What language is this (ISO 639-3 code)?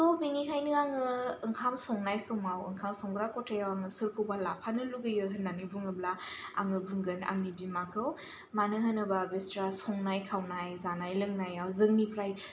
brx